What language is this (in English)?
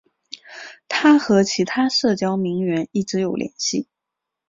Chinese